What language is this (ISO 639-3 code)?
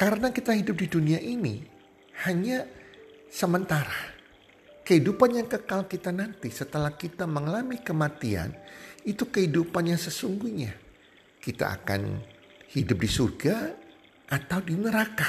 ind